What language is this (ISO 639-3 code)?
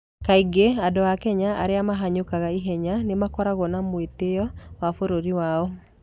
kik